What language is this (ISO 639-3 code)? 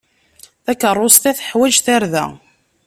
kab